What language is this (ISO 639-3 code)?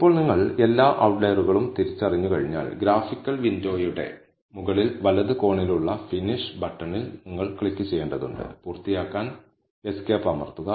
mal